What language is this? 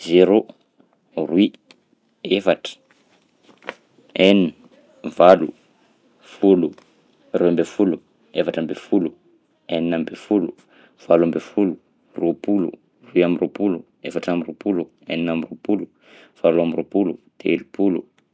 Southern Betsimisaraka Malagasy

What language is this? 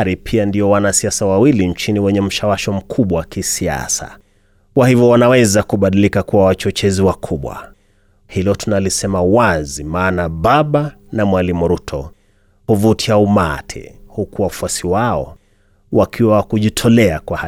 Swahili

